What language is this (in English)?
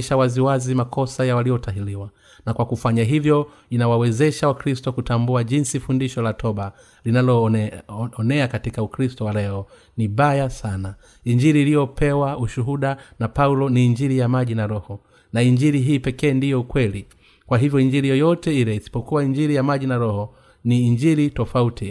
Swahili